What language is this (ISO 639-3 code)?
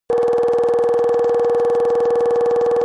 kbd